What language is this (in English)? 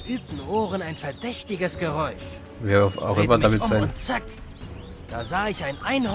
German